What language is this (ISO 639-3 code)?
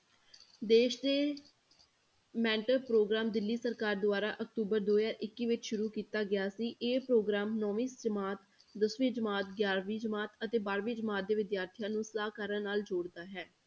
pan